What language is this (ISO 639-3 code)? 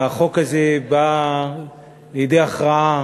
heb